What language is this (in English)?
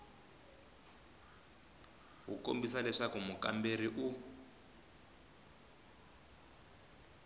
Tsonga